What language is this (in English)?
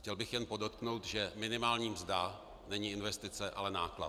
Czech